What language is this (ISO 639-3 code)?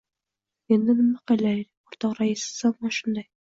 uzb